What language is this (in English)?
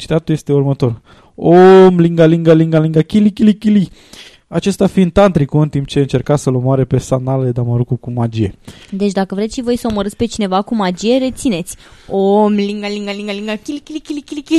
Romanian